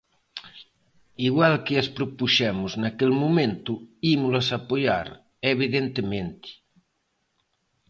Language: Galician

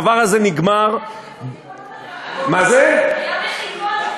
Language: Hebrew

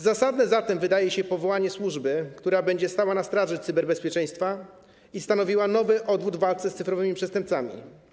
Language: Polish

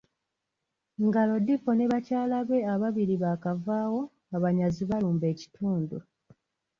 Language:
Ganda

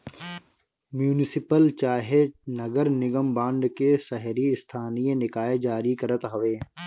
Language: Bhojpuri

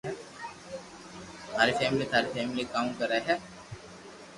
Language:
Loarki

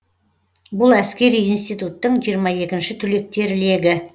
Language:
Kazakh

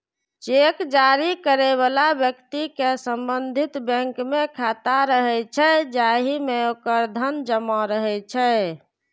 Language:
Maithili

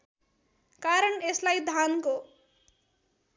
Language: Nepali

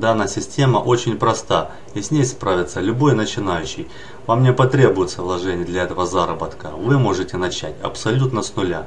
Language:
Russian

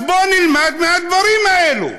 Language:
Hebrew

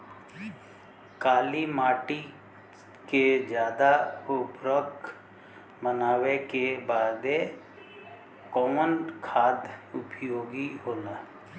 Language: Bhojpuri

